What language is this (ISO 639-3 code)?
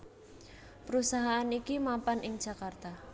jav